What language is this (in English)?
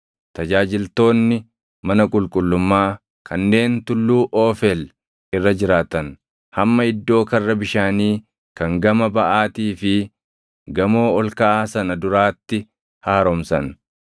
Oromo